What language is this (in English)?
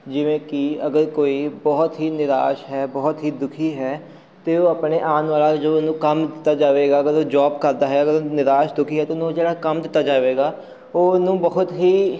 Punjabi